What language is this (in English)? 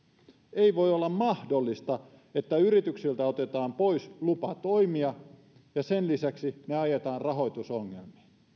Finnish